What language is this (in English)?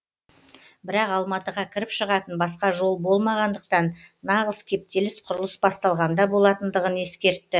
Kazakh